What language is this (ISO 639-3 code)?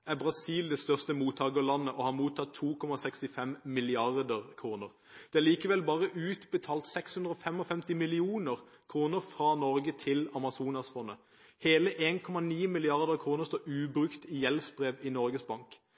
nob